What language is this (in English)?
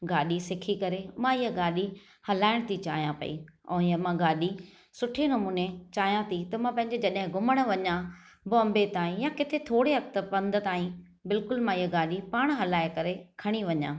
Sindhi